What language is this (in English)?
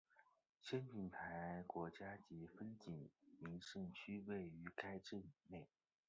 Chinese